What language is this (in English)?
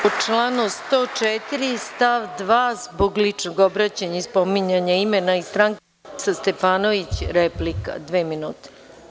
Serbian